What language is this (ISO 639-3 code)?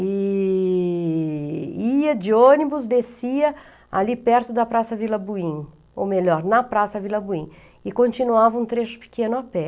por